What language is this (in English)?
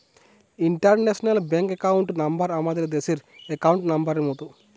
Bangla